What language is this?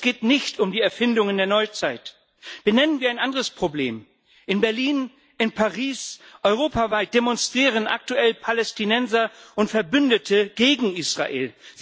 German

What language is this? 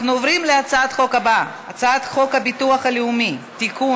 Hebrew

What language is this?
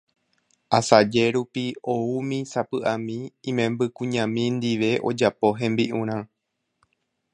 Guarani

